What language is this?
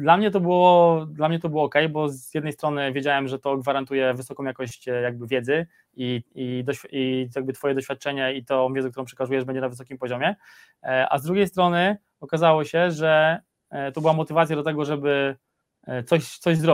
Polish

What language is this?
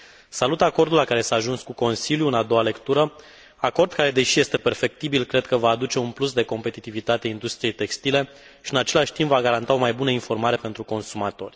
Romanian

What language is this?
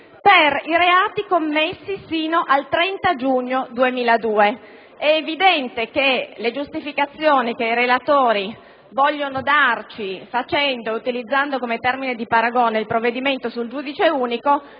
Italian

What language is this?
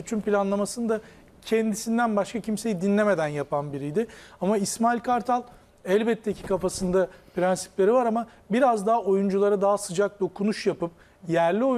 Turkish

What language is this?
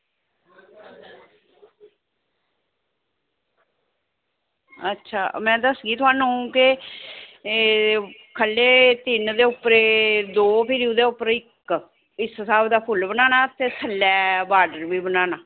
Dogri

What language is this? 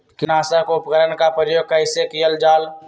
Magahi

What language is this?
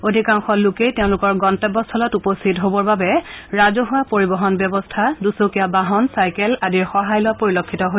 Assamese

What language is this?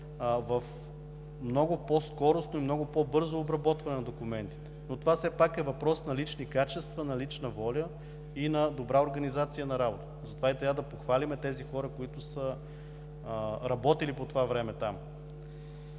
Bulgarian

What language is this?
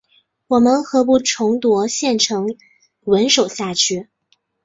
Chinese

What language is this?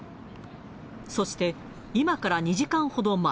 Japanese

